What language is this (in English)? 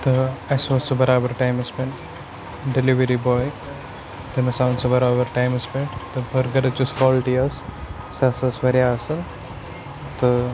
Kashmiri